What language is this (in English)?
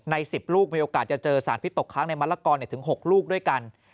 Thai